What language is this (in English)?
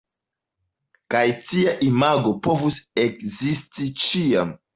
Esperanto